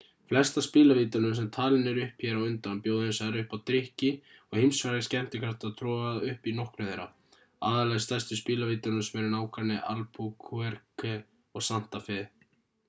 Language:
Icelandic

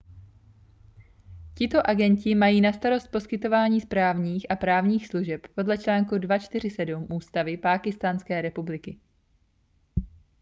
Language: Czech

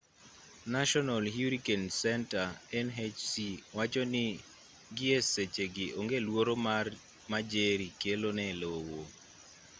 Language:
Luo (Kenya and Tanzania)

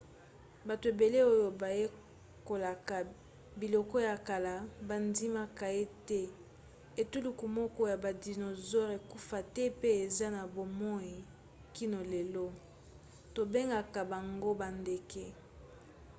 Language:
Lingala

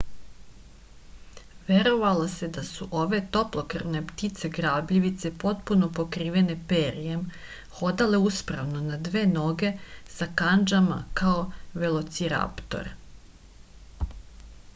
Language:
Serbian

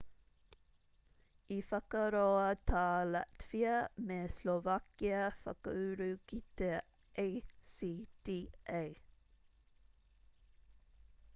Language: Māori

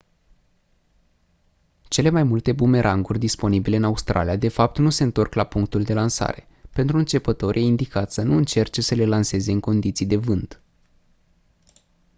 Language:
Romanian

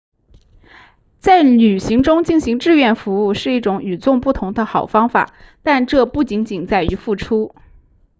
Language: Chinese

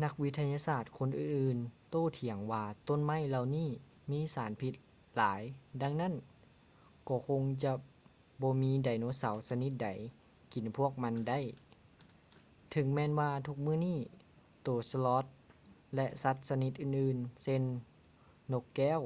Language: Lao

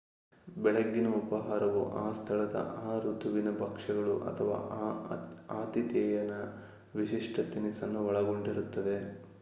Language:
Kannada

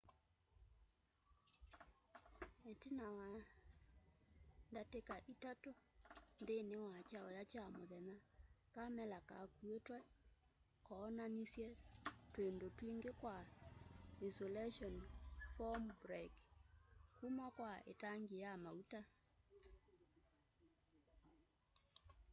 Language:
Kamba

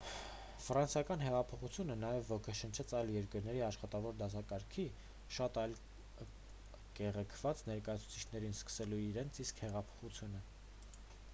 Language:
Armenian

